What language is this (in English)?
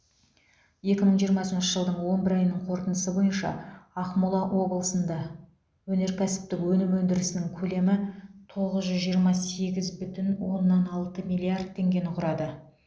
Kazakh